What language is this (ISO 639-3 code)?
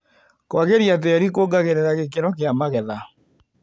kik